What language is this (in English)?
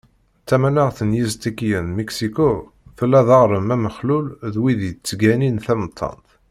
Kabyle